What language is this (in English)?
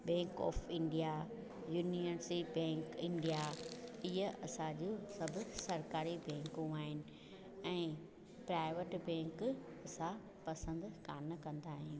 Sindhi